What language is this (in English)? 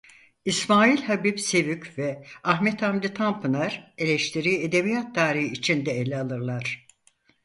Turkish